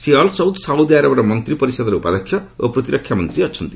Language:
Odia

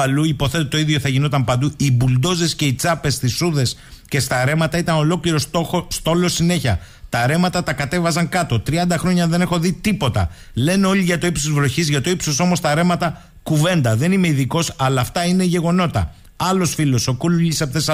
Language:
Greek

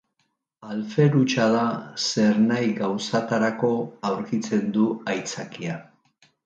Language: Basque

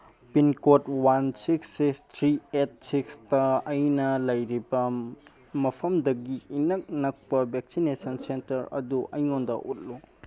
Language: Manipuri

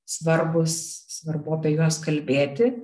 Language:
Lithuanian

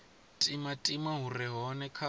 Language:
Venda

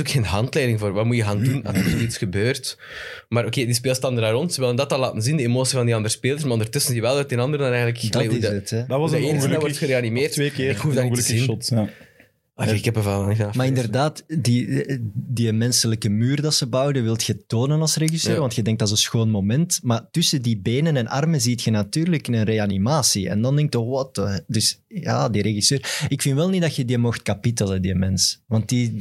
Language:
Dutch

